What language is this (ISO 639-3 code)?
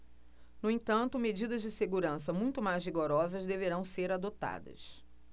por